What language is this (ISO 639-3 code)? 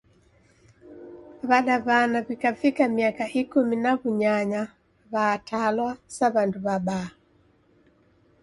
dav